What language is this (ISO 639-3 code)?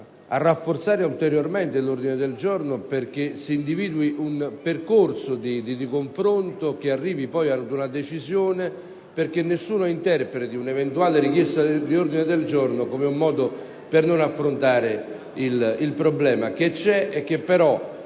ita